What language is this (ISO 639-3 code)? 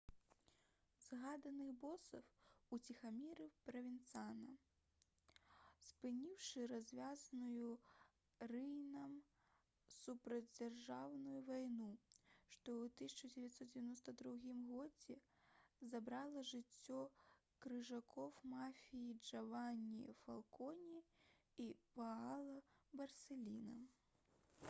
bel